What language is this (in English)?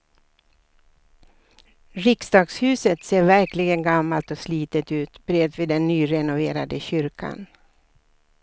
Swedish